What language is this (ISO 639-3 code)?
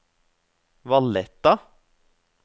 nor